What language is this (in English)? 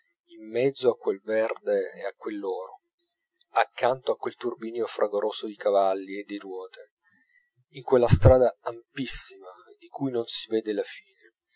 Italian